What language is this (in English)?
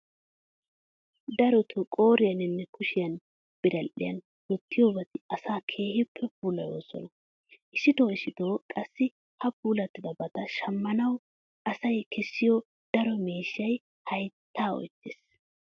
Wolaytta